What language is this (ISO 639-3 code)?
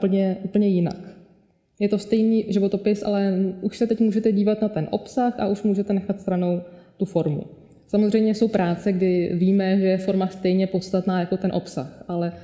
ces